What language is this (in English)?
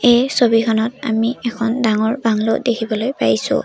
Assamese